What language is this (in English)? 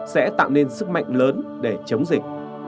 Vietnamese